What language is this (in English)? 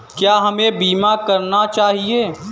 Hindi